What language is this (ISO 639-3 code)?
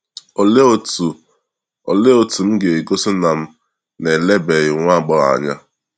ibo